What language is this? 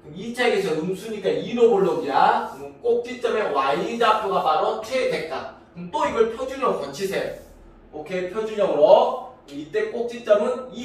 Korean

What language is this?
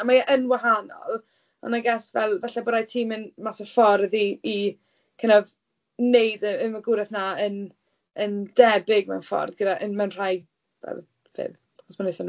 Welsh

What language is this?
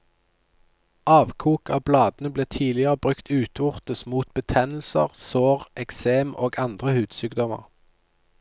Norwegian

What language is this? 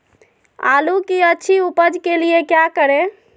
Magahi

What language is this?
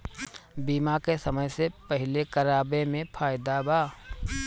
Bhojpuri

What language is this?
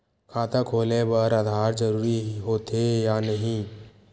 Chhattisgarhi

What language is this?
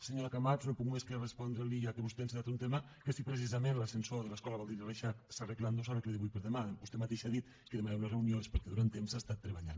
Catalan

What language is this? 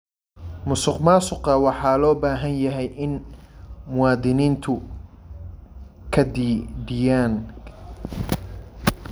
Somali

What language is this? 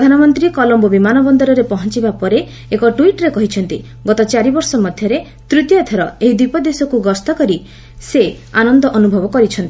Odia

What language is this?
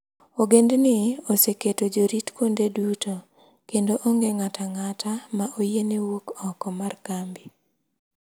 Luo (Kenya and Tanzania)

